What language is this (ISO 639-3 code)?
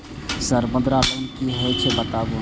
mai